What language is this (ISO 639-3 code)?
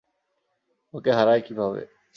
ben